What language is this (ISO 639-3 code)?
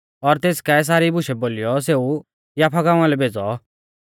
bfz